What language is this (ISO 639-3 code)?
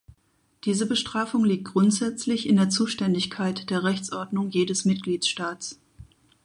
deu